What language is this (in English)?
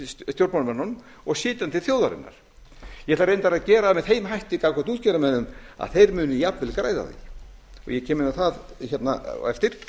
Icelandic